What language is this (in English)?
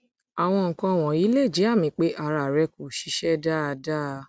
Yoruba